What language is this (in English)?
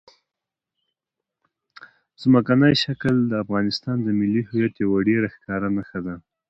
Pashto